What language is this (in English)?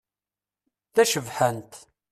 Kabyle